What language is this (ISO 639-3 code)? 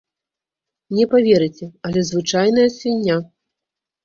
bel